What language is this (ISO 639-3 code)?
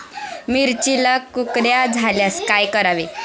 mar